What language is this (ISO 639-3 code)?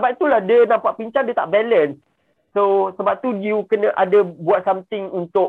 msa